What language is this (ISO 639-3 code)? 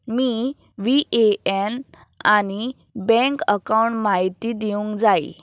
kok